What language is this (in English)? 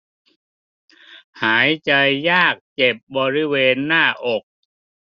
Thai